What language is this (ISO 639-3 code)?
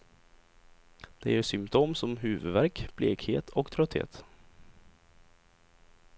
swe